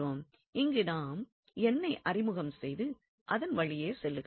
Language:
Tamil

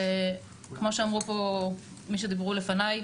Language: Hebrew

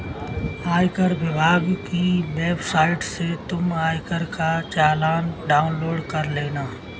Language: Hindi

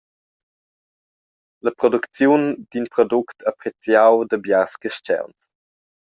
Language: Romansh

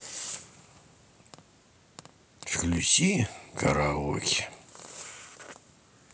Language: Russian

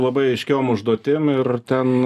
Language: Lithuanian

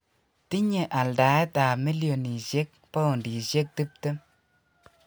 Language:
Kalenjin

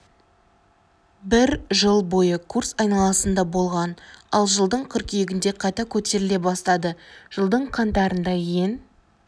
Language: Kazakh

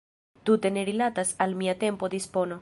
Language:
Esperanto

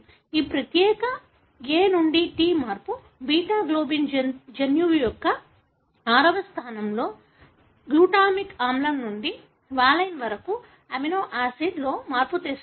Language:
Telugu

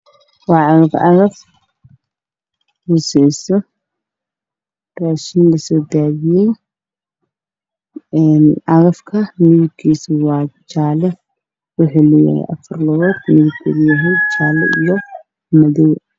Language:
Somali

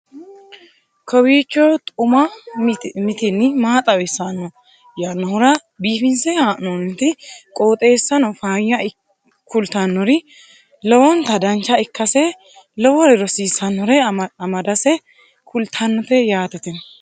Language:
Sidamo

